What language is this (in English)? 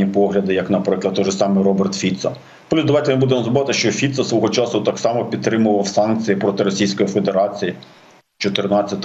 Ukrainian